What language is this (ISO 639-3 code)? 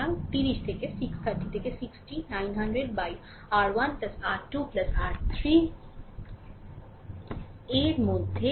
ben